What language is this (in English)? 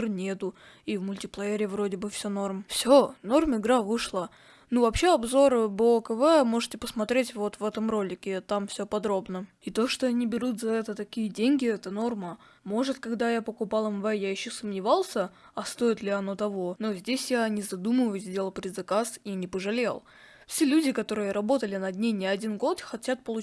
Russian